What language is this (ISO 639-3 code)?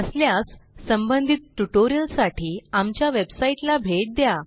mar